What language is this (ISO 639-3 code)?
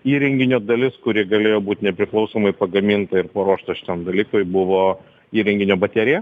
lit